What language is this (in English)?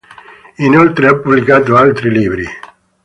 Italian